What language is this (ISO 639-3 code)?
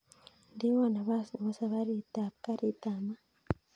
kln